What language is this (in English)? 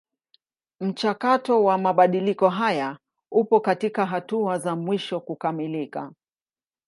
Swahili